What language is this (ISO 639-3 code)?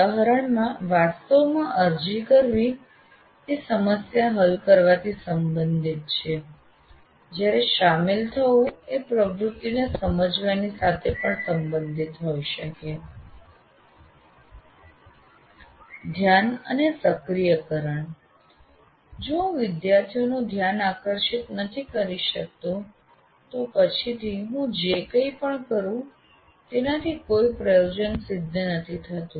guj